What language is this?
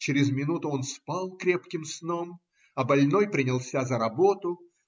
Russian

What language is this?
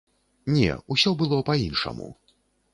Belarusian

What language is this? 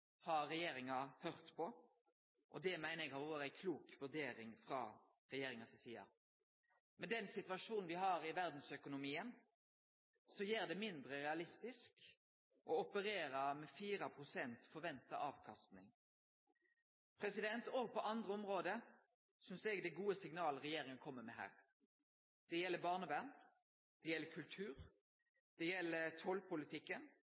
Norwegian Nynorsk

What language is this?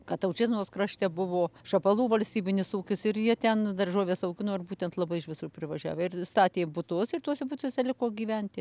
Lithuanian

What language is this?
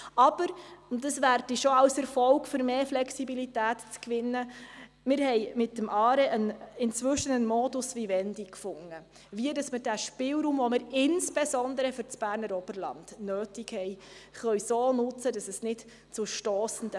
Swiss German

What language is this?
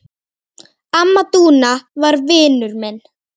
Icelandic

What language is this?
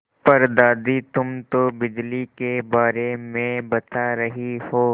Hindi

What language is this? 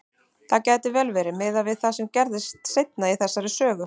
Icelandic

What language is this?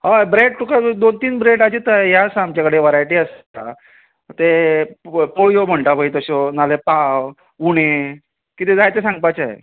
Konkani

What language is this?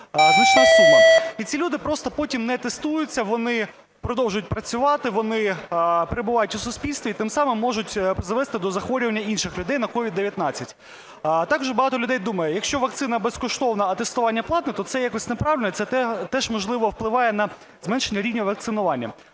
Ukrainian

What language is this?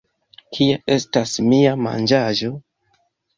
Esperanto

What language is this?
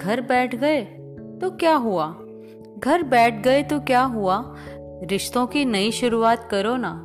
Hindi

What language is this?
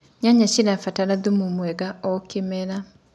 Kikuyu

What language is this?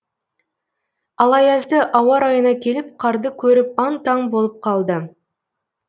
Kazakh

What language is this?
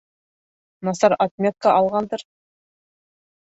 Bashkir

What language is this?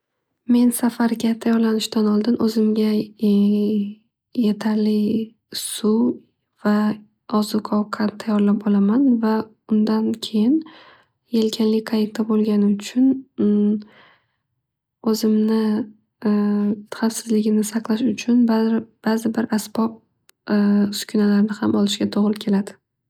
Uzbek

